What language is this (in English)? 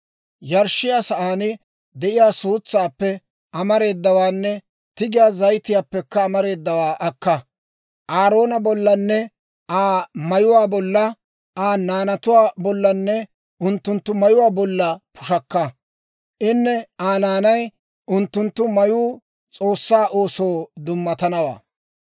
Dawro